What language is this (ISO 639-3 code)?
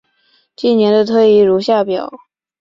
zho